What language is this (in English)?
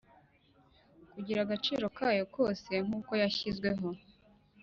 Kinyarwanda